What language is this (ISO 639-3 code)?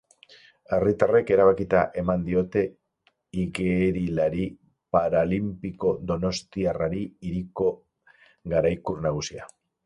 eus